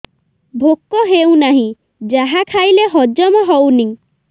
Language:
Odia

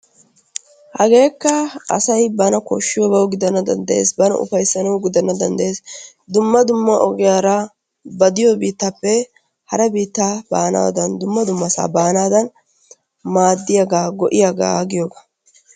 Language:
Wolaytta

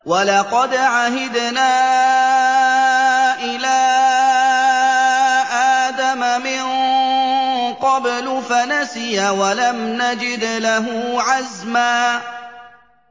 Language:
Arabic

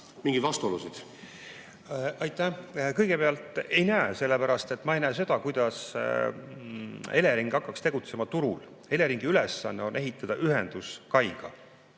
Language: Estonian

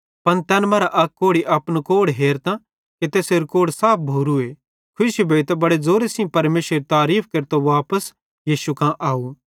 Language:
Bhadrawahi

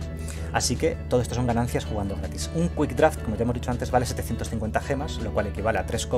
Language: Spanish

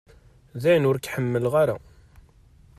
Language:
Kabyle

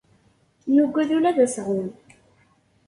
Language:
Kabyle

